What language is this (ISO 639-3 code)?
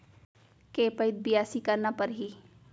hne